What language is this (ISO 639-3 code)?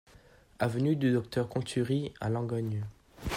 fra